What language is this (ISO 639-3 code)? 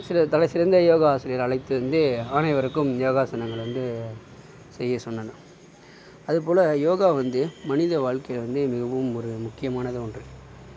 tam